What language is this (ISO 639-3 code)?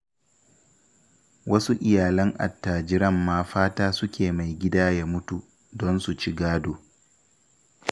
hau